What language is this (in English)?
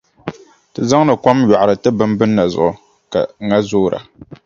Dagbani